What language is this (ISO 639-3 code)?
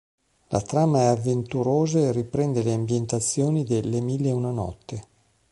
ita